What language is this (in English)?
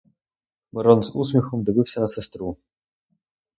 Ukrainian